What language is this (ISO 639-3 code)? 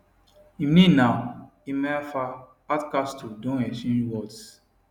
pcm